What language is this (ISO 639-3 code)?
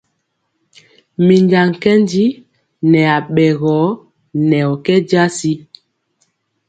mcx